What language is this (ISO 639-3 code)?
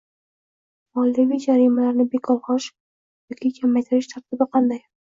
uzb